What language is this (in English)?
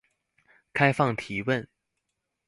Chinese